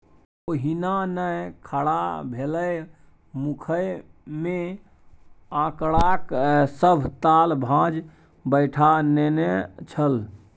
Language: Maithili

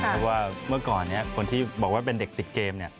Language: Thai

